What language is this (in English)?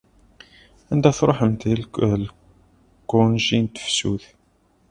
Kabyle